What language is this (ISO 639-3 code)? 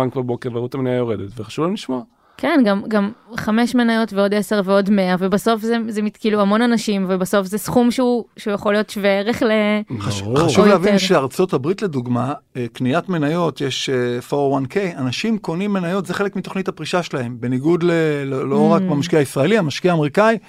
heb